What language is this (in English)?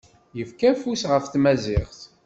Kabyle